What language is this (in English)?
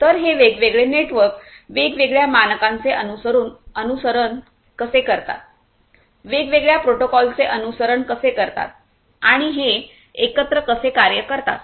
Marathi